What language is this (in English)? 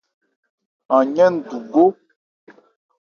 Ebrié